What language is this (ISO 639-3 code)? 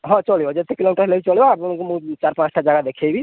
ori